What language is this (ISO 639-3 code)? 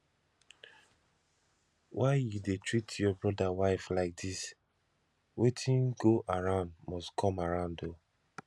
pcm